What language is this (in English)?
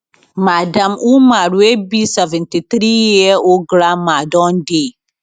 Nigerian Pidgin